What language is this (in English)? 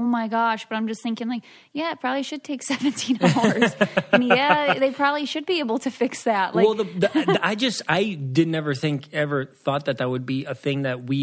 English